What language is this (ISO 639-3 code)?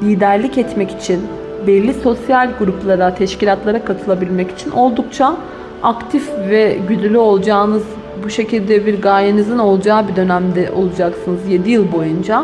tur